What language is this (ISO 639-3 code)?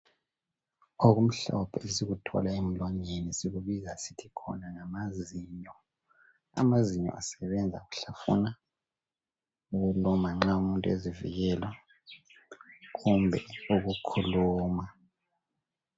nde